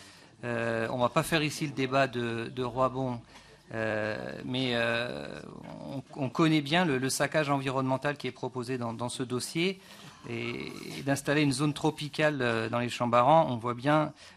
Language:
French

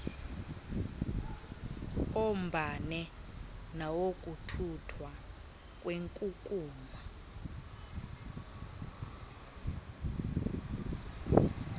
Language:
Xhosa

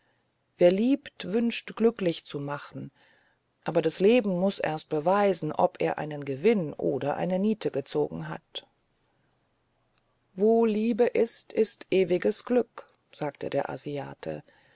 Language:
German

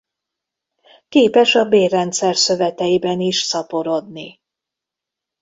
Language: Hungarian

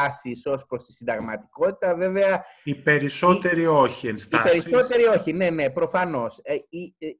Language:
Greek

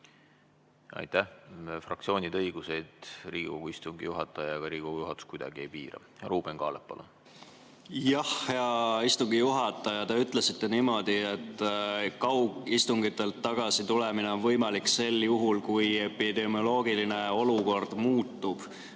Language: Estonian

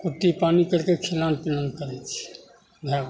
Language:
Maithili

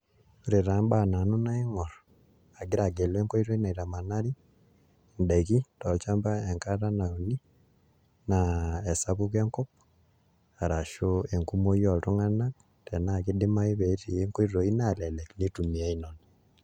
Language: Masai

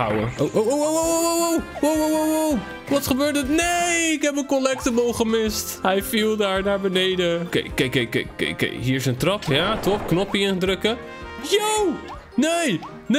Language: Dutch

